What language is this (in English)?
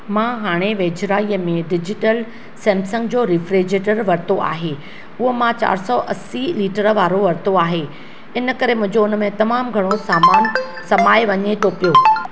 Sindhi